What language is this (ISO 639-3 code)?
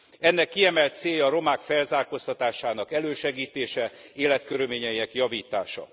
hun